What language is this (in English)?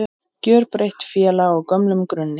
Icelandic